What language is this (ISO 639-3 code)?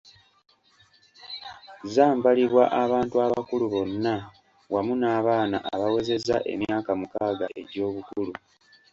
lug